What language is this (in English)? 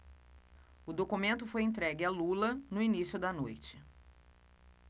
Portuguese